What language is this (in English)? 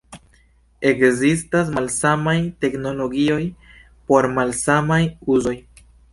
Esperanto